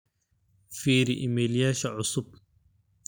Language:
Somali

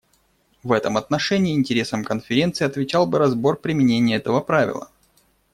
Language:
Russian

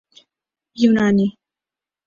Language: Urdu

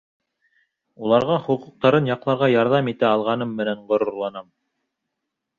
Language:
Bashkir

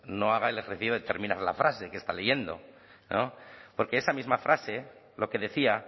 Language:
Spanish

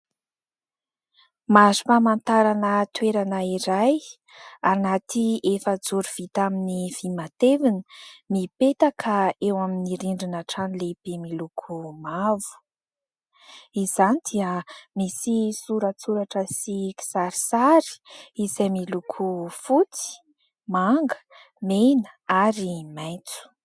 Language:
Malagasy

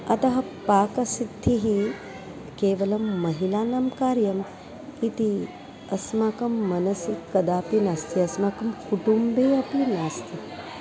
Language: Sanskrit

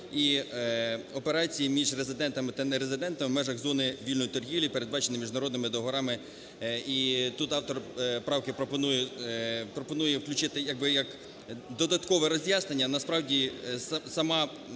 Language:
Ukrainian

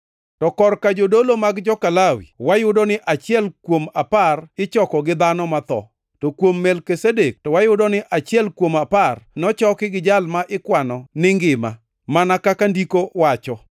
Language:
Luo (Kenya and Tanzania)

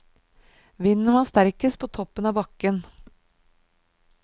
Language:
Norwegian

